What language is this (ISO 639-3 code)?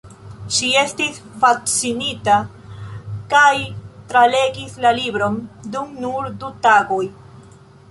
epo